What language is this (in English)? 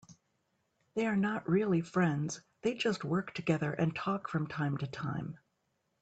English